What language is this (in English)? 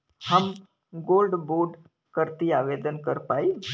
Bhojpuri